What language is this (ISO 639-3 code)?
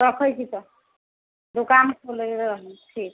mai